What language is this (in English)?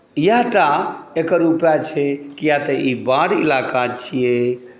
Maithili